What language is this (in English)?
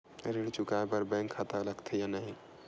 Chhattisgarhi